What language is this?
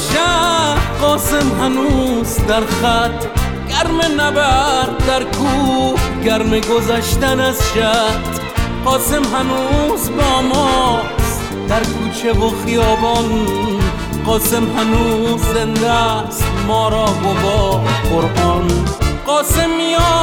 Persian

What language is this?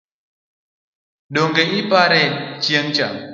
Luo (Kenya and Tanzania)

